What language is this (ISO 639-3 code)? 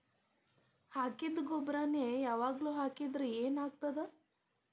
kan